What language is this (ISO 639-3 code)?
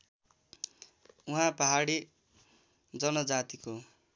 nep